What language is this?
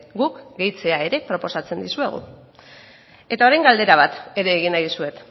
Basque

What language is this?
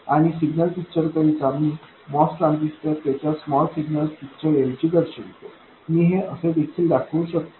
Marathi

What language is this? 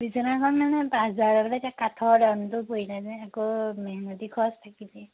Assamese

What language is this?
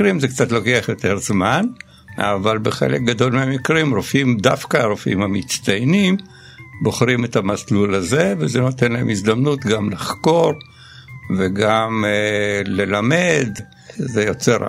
Hebrew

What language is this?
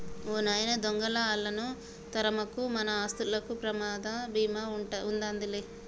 Telugu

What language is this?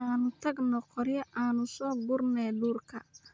Somali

